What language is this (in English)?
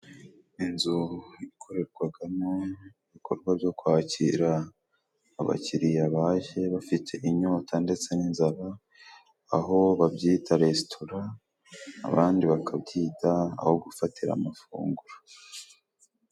Kinyarwanda